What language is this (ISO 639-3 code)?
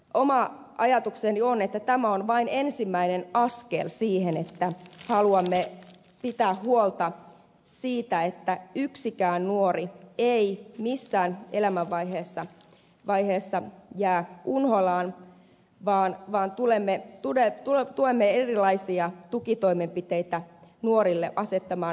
fin